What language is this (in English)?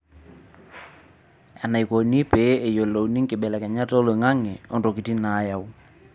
Masai